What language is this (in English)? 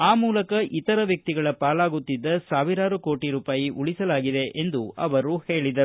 Kannada